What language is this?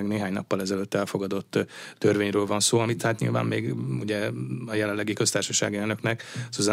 Hungarian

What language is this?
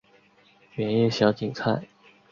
Chinese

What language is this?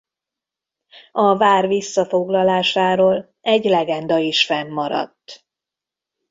Hungarian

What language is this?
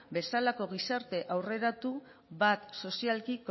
Basque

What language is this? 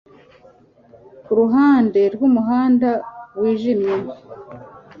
Kinyarwanda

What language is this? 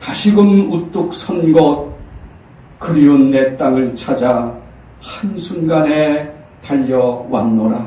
Korean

